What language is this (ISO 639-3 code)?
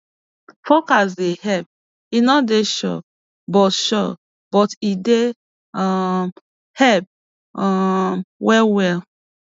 pcm